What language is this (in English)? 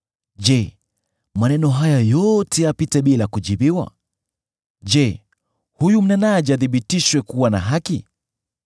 Swahili